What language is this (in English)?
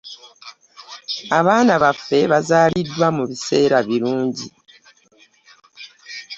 Ganda